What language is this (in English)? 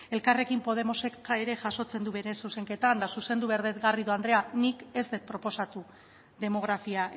Basque